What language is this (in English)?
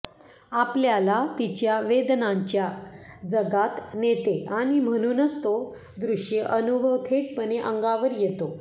Marathi